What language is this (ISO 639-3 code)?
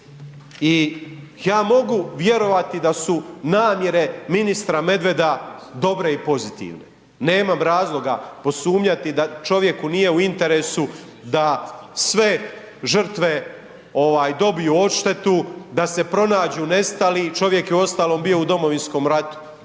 hrv